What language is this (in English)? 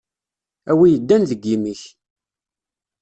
Kabyle